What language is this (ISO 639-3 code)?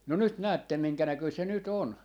fin